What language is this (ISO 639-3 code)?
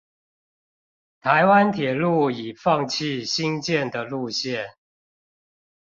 zho